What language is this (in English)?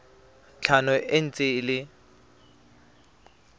Tswana